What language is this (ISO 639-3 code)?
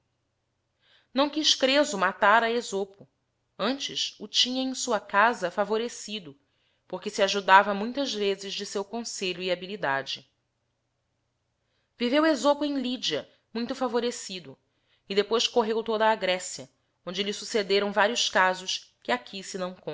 por